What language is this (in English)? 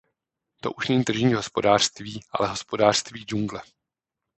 Czech